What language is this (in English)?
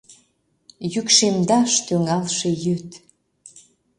Mari